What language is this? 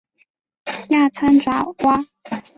Chinese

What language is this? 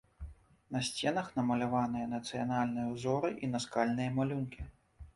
Belarusian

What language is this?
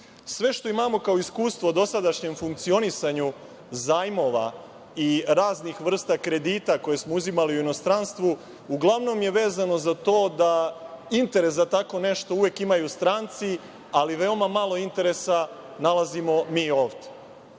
Serbian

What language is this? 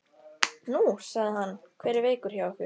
Icelandic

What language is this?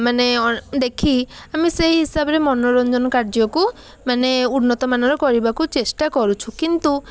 Odia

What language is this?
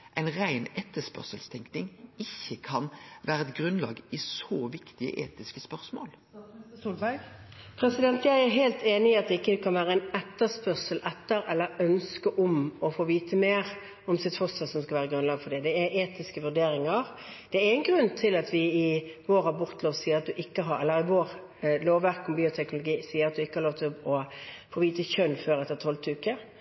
Norwegian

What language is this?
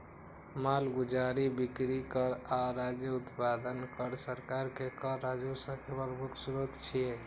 Maithili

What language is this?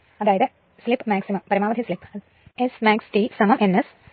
Malayalam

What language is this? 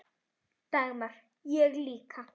Icelandic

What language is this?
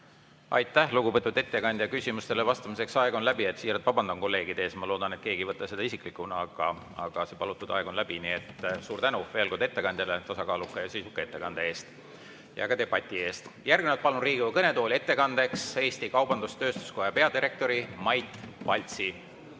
Estonian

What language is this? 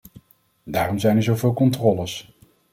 Dutch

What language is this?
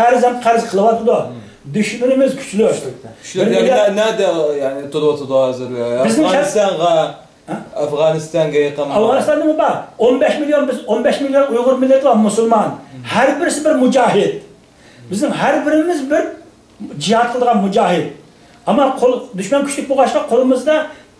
Turkish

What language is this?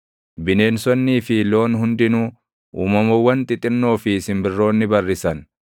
Oromo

